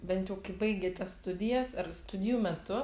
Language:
Lithuanian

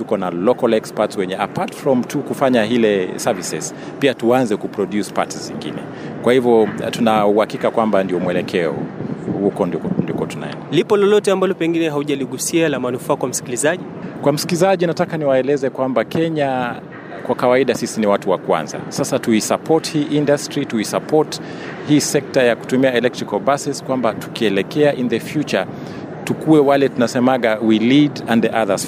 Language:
Swahili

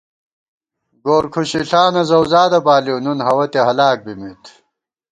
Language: Gawar-Bati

